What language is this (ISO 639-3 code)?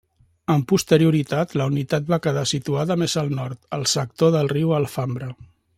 cat